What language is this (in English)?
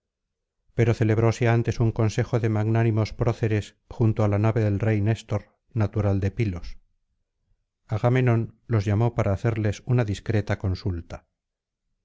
Spanish